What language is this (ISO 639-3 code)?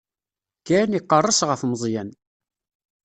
kab